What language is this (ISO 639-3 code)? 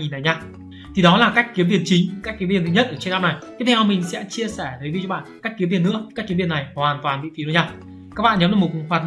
vie